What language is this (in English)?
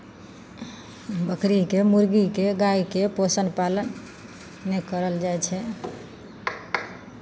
Maithili